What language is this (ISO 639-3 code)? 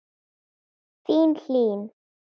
isl